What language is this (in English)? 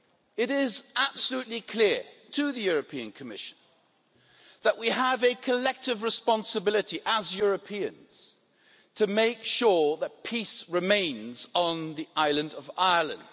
English